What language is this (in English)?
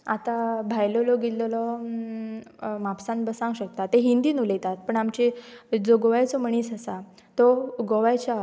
Konkani